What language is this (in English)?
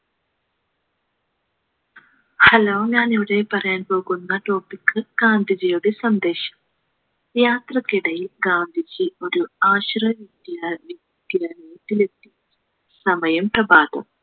Malayalam